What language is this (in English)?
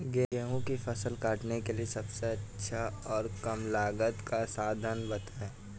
Hindi